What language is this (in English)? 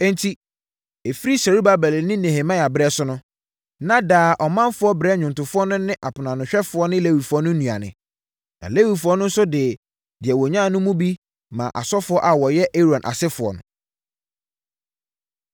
Akan